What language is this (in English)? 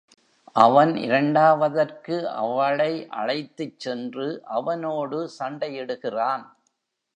Tamil